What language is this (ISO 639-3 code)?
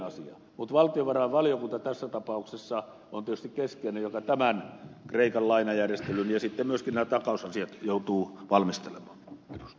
fin